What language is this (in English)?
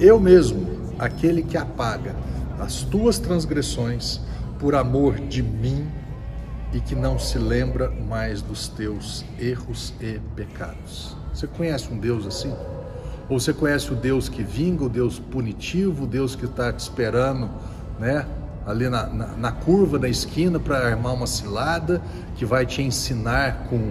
Portuguese